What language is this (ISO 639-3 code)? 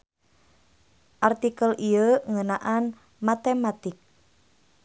sun